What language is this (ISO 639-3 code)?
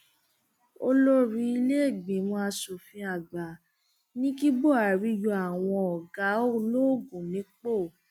yor